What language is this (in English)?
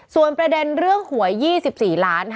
Thai